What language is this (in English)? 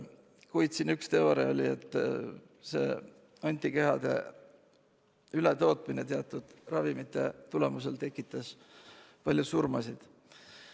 Estonian